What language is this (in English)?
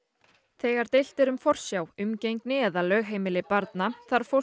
Icelandic